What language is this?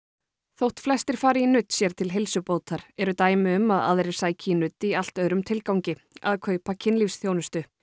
Icelandic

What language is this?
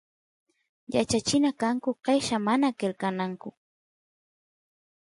Santiago del Estero Quichua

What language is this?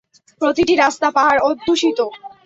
Bangla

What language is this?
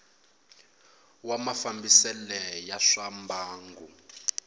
Tsonga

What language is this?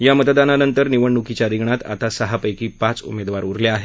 Marathi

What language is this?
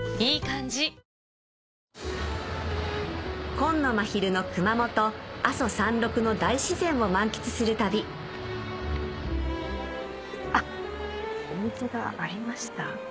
Japanese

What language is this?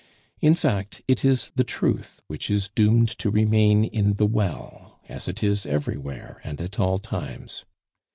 English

